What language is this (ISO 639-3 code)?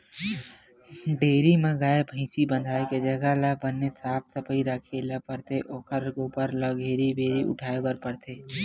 hne